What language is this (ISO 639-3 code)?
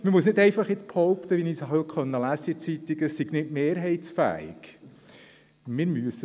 gsw